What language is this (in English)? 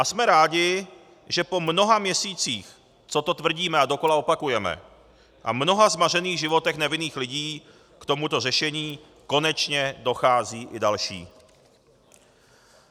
Czech